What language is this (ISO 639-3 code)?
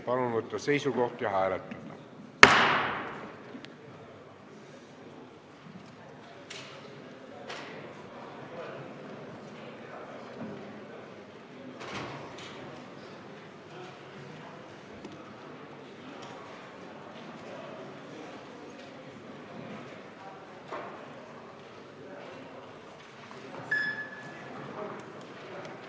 est